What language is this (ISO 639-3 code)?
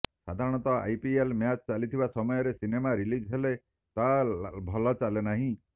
ori